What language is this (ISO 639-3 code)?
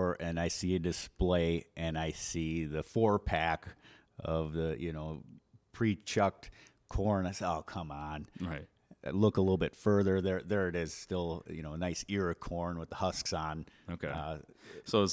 eng